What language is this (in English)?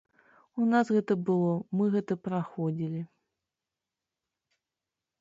Belarusian